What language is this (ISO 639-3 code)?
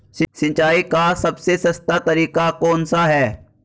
hin